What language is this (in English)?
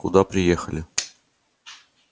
Russian